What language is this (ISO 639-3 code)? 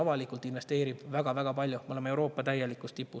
est